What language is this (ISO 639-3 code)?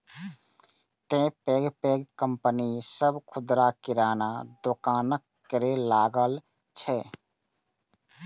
mai